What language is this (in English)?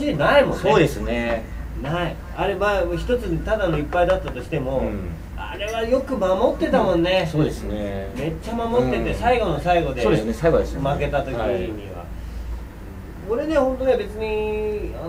Japanese